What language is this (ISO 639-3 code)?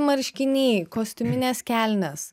lit